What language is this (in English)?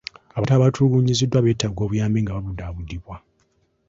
Ganda